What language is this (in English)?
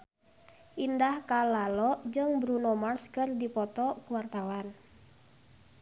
Sundanese